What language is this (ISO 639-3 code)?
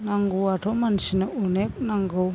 brx